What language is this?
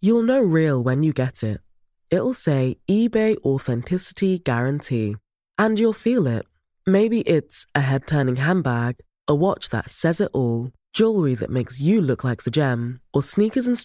Dutch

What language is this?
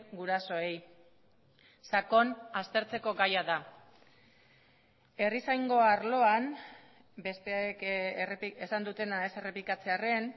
Basque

